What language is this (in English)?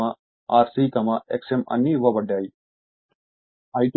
Telugu